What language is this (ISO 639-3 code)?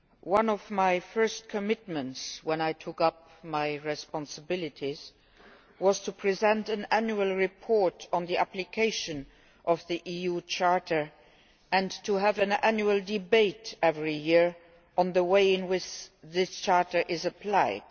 eng